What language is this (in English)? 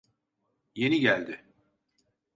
Turkish